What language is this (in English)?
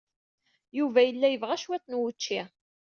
Kabyle